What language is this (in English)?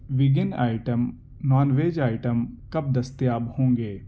Urdu